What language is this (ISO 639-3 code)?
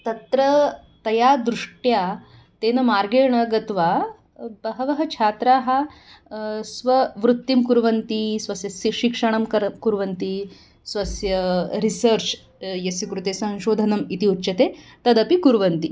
san